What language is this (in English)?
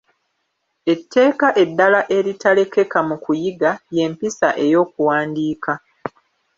Ganda